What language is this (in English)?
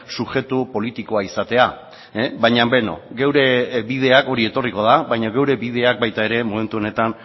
Basque